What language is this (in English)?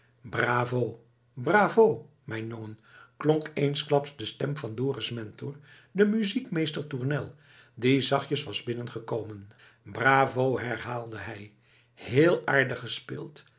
Dutch